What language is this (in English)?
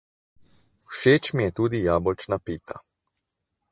Slovenian